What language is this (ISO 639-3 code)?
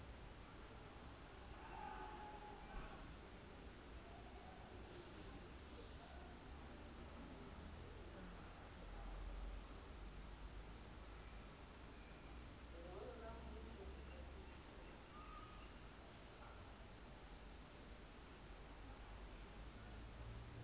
sot